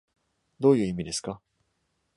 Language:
Japanese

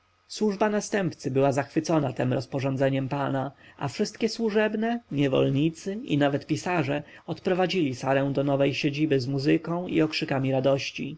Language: Polish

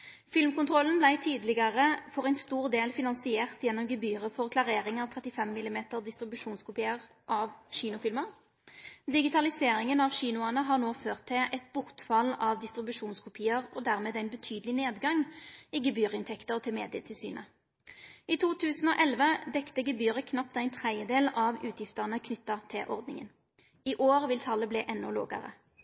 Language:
Norwegian Nynorsk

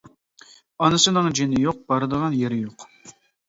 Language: Uyghur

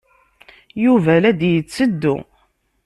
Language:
Kabyle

